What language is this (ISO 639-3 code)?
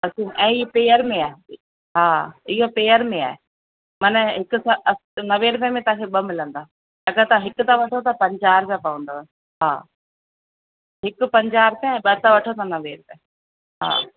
snd